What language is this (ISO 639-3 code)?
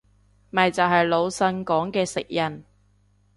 yue